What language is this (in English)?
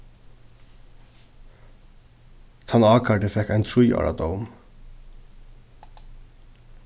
Faroese